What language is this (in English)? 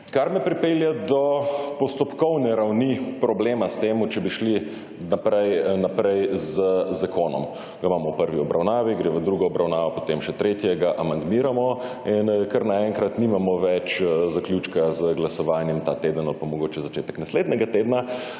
Slovenian